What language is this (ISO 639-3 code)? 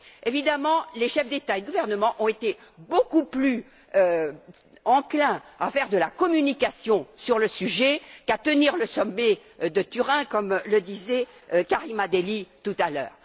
fra